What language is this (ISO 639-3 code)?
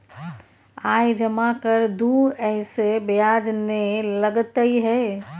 mai